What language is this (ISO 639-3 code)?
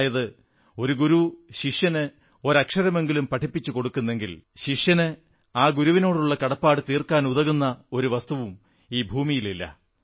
mal